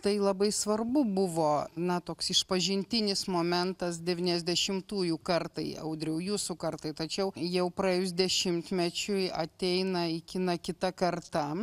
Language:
Lithuanian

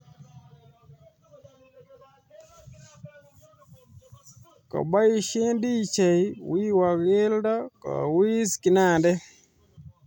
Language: Kalenjin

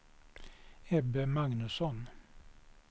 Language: Swedish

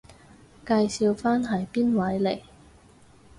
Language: Cantonese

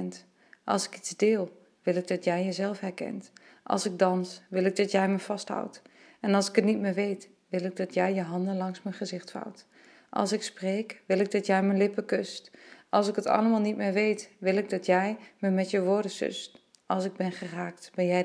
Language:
Dutch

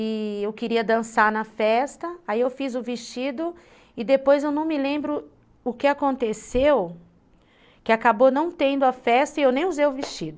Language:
Portuguese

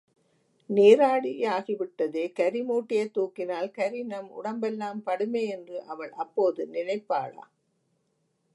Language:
Tamil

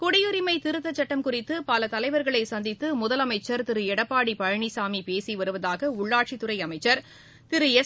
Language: Tamil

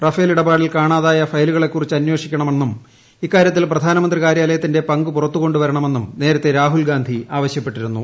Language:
Malayalam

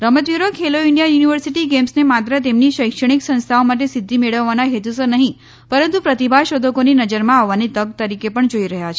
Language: Gujarati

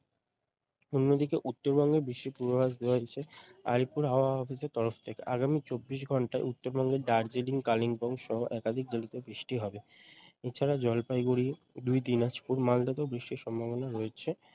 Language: Bangla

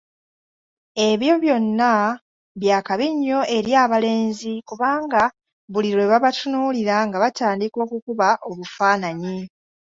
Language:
Ganda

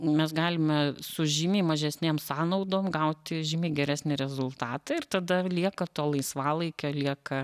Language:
Lithuanian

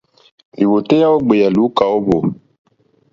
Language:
Mokpwe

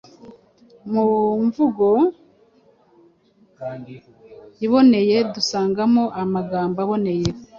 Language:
Kinyarwanda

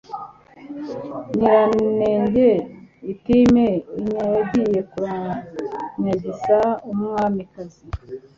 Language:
Kinyarwanda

